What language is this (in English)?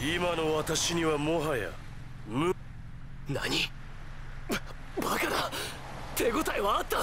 Japanese